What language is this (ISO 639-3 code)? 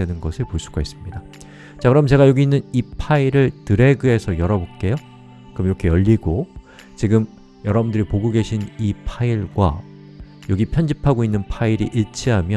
kor